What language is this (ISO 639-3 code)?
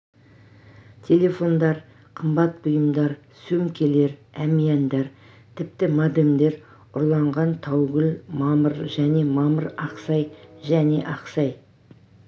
kaz